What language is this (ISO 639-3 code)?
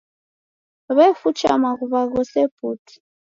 dav